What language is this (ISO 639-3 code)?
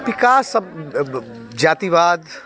hin